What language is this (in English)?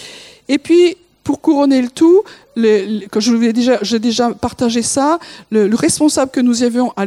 French